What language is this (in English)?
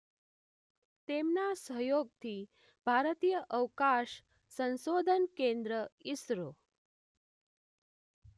Gujarati